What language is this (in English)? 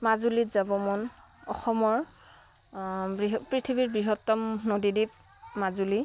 Assamese